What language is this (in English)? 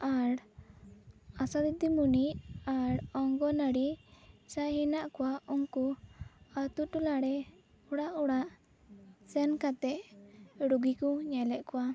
Santali